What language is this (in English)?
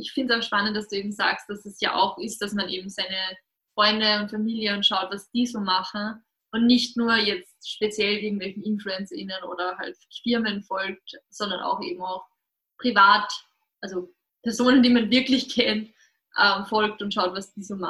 German